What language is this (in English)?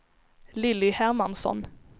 Swedish